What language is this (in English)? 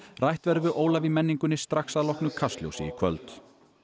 Icelandic